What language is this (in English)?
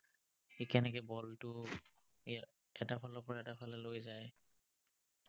Assamese